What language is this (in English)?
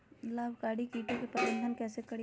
Magahi